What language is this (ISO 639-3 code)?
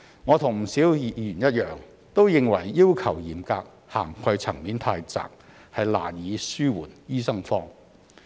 yue